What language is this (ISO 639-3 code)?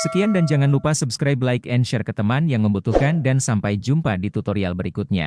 ind